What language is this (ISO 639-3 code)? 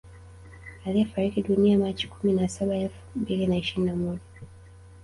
swa